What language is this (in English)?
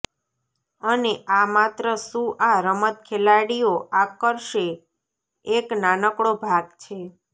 Gujarati